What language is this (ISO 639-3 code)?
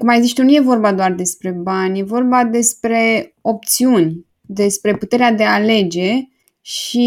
ron